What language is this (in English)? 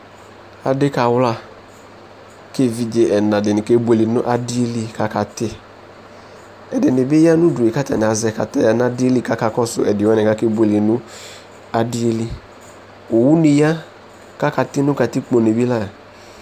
Ikposo